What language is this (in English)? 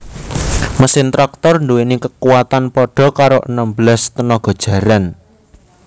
Javanese